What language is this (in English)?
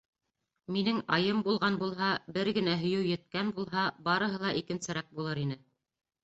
Bashkir